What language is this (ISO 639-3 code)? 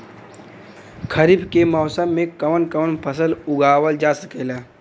bho